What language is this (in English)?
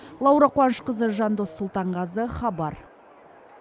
Kazakh